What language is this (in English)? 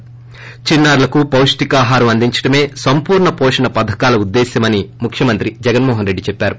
Telugu